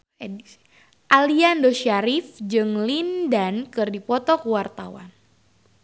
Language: Sundanese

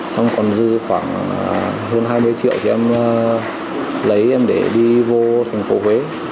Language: Vietnamese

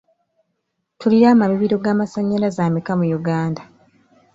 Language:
Ganda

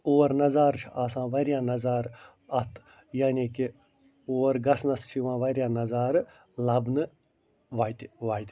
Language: Kashmiri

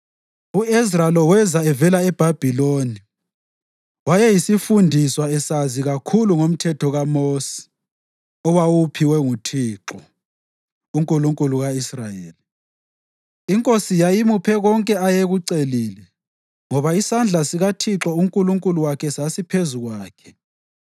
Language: North Ndebele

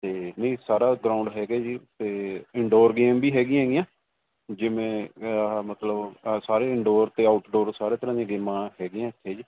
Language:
Punjabi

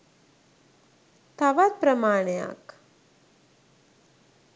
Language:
Sinhala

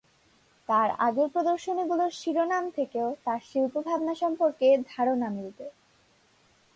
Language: Bangla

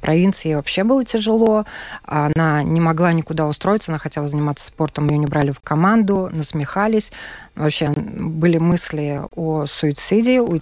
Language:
Russian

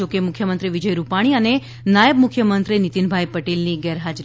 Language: Gujarati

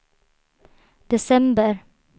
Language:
Swedish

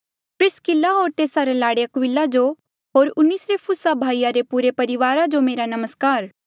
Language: Mandeali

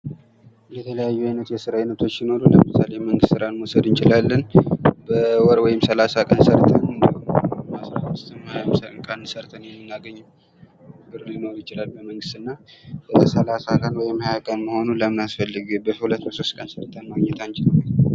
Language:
Amharic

